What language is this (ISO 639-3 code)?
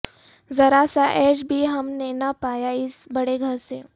urd